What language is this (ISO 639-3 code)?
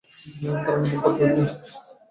ben